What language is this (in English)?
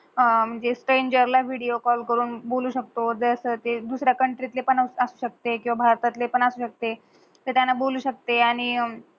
Marathi